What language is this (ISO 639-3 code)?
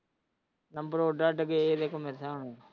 pan